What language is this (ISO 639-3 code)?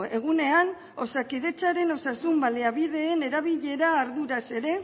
eus